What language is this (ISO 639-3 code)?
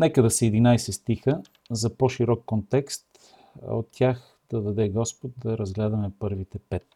bul